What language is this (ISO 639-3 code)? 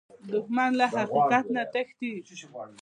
pus